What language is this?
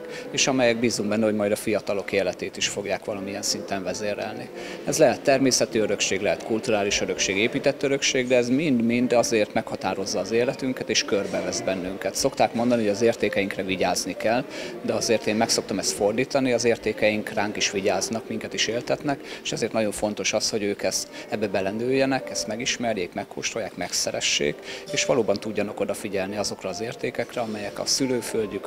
Hungarian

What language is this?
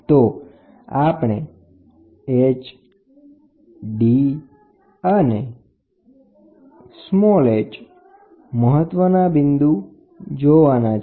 Gujarati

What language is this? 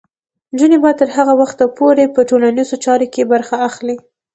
Pashto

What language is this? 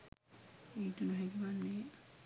Sinhala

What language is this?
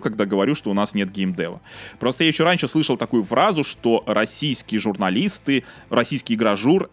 Russian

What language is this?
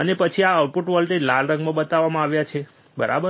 Gujarati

